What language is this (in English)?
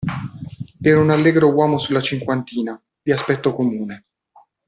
Italian